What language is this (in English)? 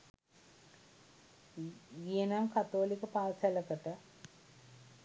Sinhala